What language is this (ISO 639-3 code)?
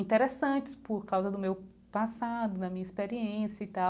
por